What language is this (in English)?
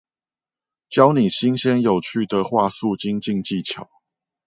Chinese